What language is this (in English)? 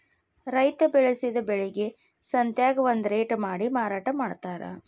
Kannada